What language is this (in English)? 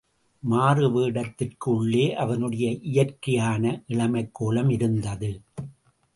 Tamil